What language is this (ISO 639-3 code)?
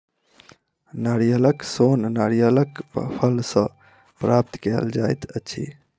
mai